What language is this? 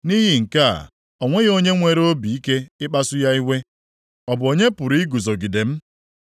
Igbo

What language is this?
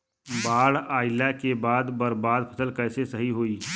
Bhojpuri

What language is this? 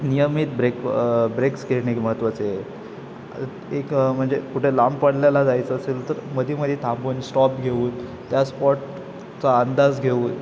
Marathi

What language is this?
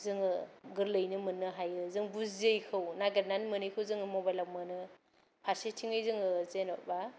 Bodo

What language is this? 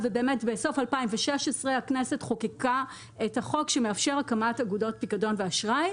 Hebrew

